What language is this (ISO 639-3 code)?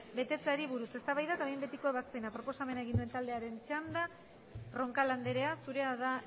eus